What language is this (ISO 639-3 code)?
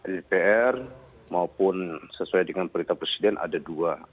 ind